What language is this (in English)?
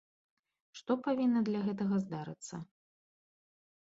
Belarusian